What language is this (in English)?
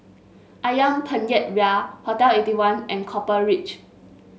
English